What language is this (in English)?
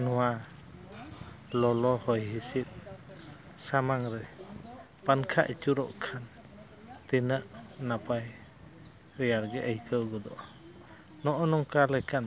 Santali